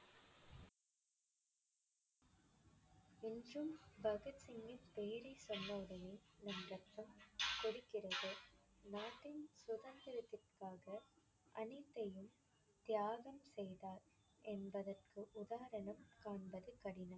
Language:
Tamil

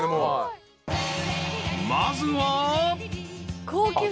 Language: Japanese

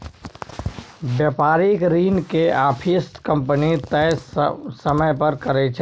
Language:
Maithili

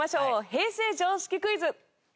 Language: Japanese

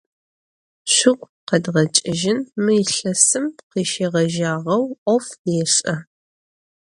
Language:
Adyghe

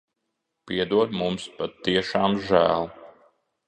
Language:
Latvian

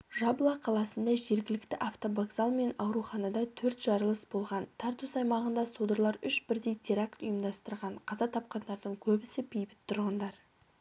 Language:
Kazakh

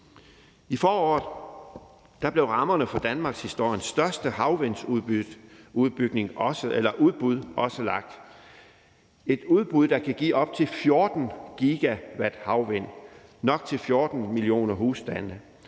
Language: Danish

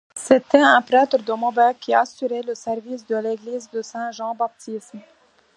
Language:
French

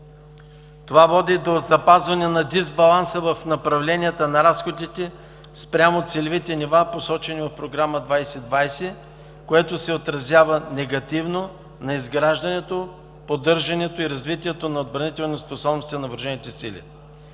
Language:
Bulgarian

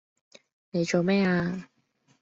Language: Cantonese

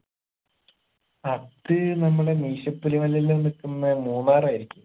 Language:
Malayalam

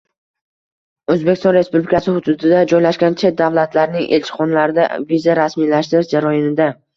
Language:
Uzbek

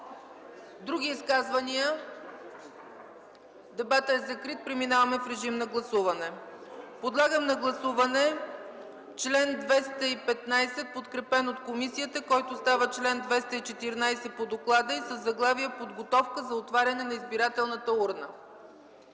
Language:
Bulgarian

